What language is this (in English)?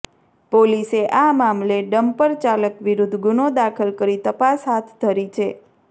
Gujarati